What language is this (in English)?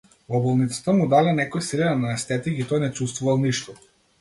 Macedonian